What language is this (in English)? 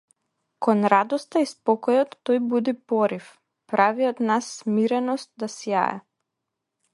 Macedonian